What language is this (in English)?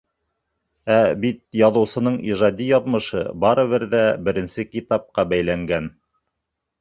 Bashkir